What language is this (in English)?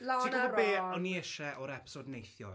Welsh